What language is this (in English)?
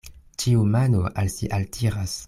Esperanto